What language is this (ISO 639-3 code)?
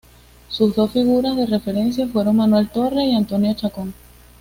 spa